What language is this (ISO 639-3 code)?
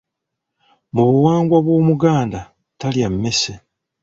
lug